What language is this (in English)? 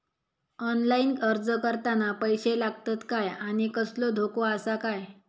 Marathi